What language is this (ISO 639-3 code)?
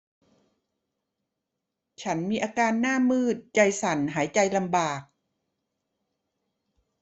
tha